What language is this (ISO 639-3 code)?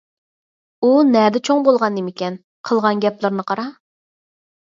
uig